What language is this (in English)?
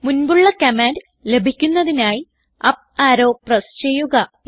Malayalam